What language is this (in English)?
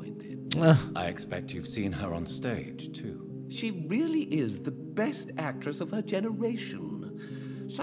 German